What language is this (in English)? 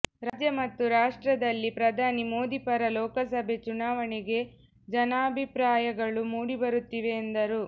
Kannada